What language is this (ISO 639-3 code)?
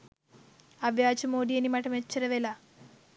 sin